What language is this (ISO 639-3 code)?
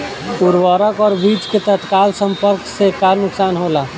bho